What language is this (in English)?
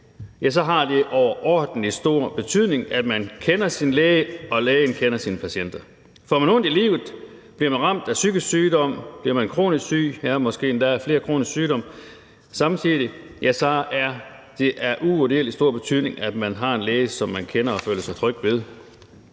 Danish